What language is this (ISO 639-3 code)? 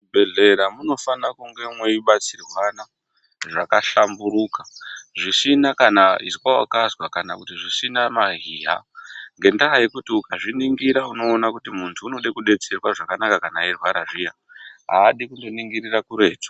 ndc